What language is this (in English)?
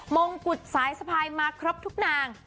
Thai